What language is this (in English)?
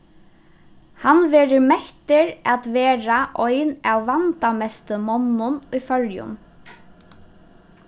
Faroese